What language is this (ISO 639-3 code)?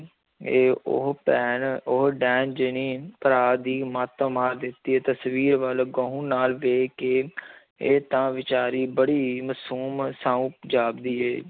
pan